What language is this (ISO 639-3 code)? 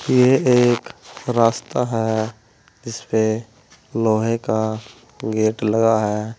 hin